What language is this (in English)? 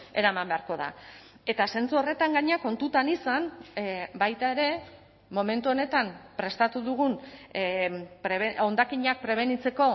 Basque